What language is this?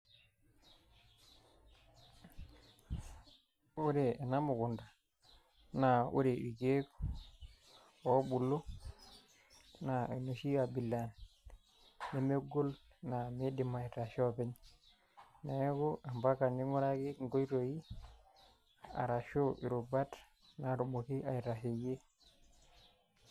Masai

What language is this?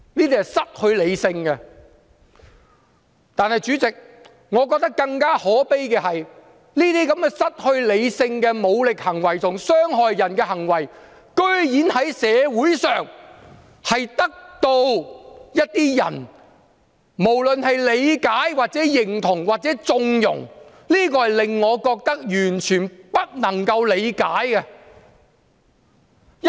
Cantonese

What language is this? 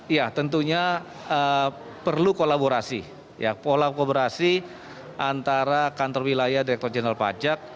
Indonesian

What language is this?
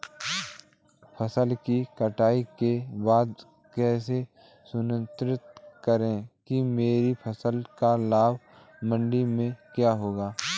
Hindi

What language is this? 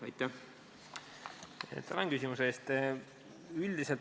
Estonian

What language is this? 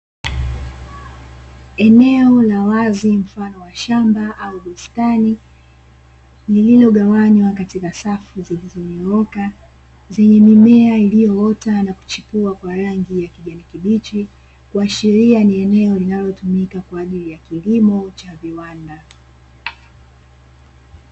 Swahili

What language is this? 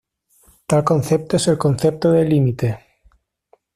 Spanish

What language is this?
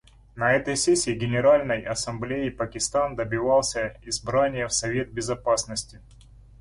Russian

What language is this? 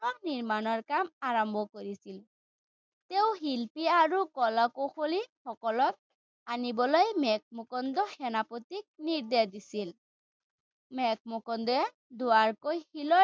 Assamese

